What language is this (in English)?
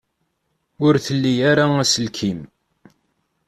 Kabyle